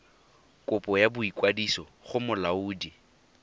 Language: Tswana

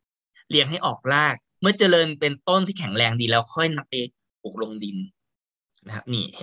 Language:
Thai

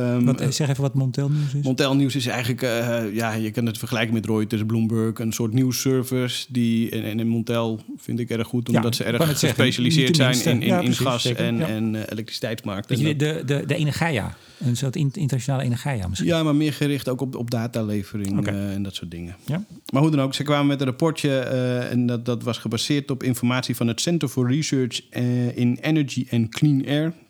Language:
Dutch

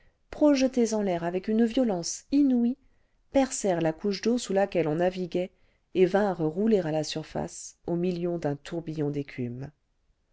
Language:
French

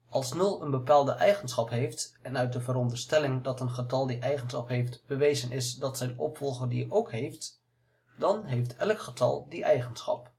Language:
Dutch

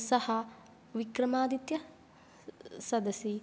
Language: Sanskrit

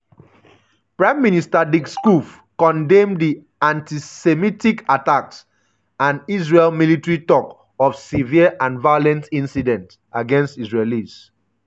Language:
Nigerian Pidgin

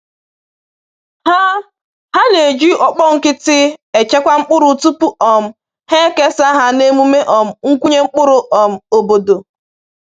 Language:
Igbo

